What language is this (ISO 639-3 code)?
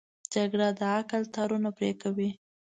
pus